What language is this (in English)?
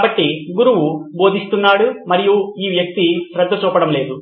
Telugu